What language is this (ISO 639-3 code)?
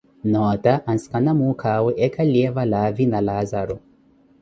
eko